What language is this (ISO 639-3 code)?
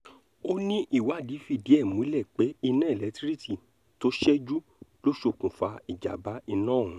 yor